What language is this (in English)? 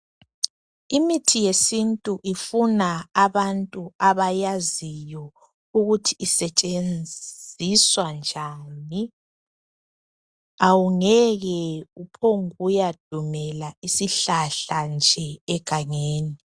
North Ndebele